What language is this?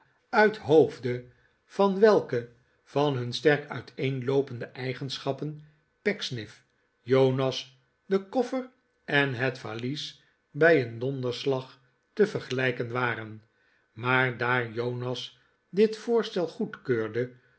Dutch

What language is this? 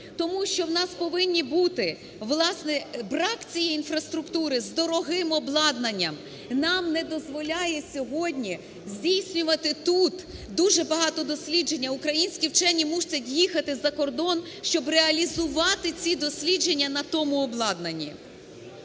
Ukrainian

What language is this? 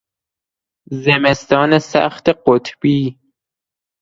Persian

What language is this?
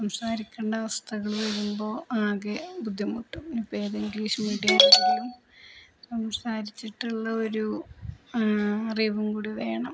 Malayalam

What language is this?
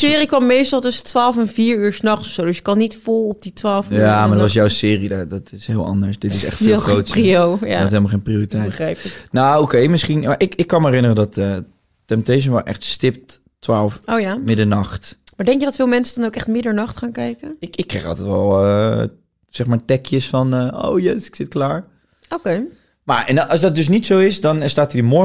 Dutch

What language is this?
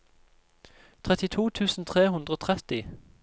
Norwegian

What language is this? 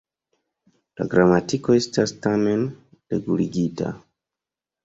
Esperanto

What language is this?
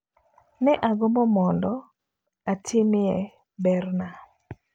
Luo (Kenya and Tanzania)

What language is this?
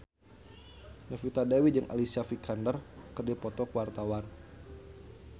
Sundanese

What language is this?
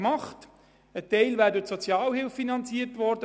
Swiss German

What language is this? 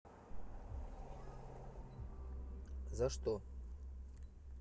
Russian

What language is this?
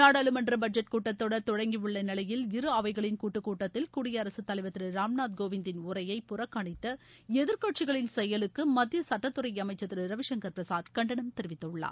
Tamil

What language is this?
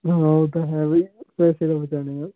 Punjabi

